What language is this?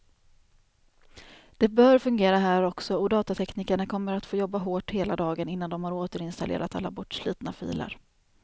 Swedish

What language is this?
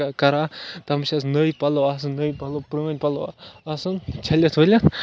Kashmiri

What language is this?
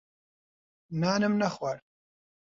Central Kurdish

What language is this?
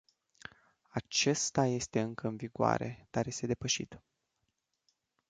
Romanian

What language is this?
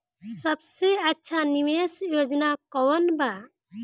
Bhojpuri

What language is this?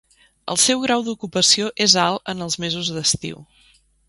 Catalan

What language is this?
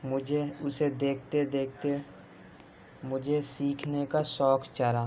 Urdu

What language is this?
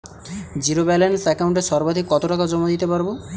Bangla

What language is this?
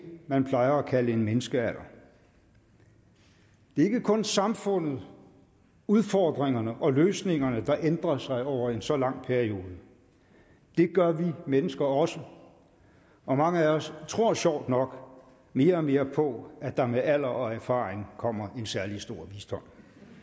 Danish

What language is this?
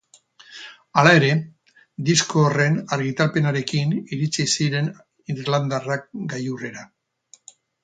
Basque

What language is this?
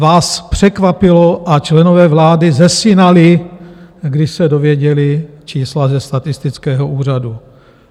Czech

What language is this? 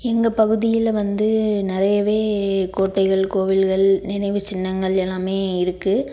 Tamil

